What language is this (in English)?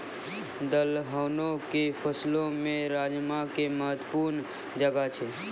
Maithili